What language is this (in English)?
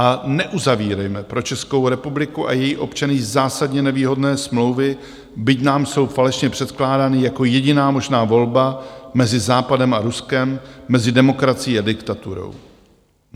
Czech